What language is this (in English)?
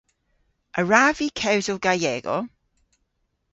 Cornish